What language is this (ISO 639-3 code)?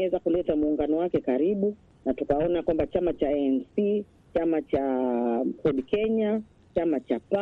swa